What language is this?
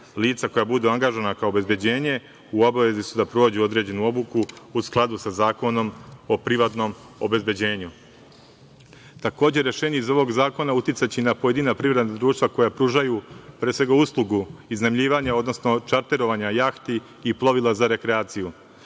Serbian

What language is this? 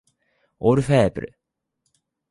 Japanese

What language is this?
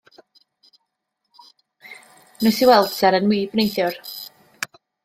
Welsh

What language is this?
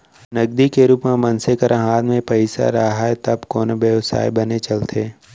Chhattisgarhi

